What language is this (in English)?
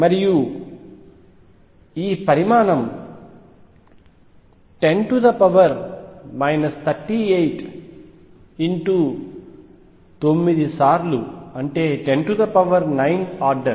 Telugu